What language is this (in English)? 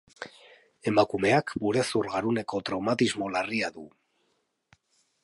Basque